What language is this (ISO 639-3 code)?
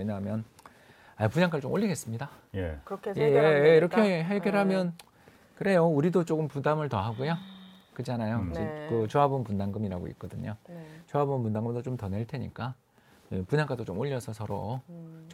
kor